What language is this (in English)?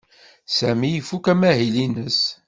Kabyle